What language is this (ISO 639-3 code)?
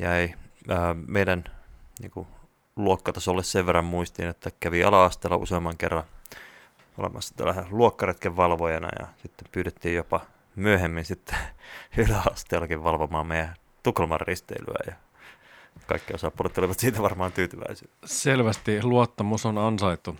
fin